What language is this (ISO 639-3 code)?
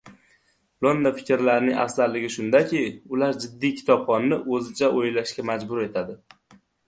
uzb